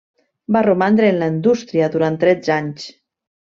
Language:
Catalan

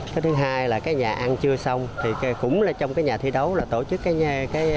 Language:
Vietnamese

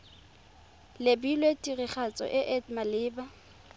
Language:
Tswana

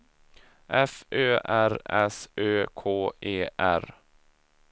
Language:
Swedish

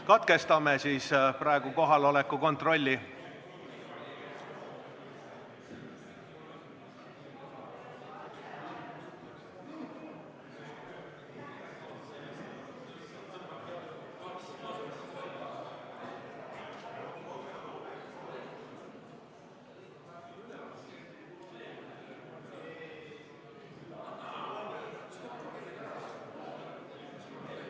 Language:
Estonian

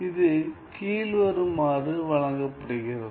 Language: Tamil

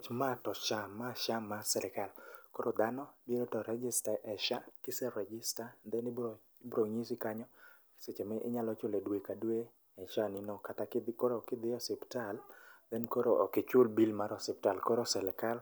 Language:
Luo (Kenya and Tanzania)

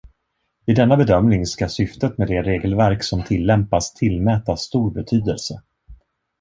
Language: Swedish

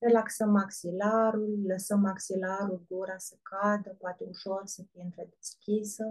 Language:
Romanian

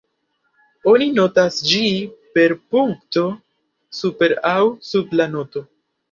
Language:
Esperanto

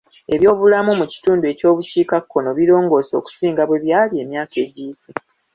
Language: Ganda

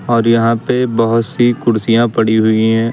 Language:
Hindi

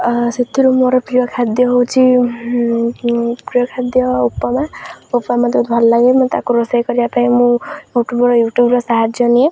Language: Odia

